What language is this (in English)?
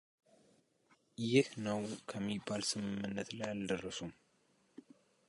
Amharic